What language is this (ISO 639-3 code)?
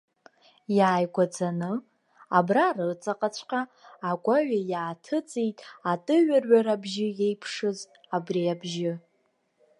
abk